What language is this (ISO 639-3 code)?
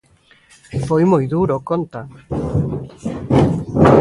glg